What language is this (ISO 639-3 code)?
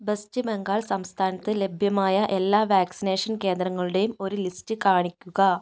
mal